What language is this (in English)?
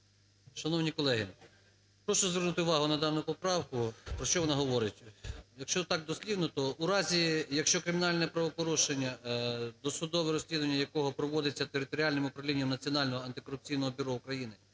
Ukrainian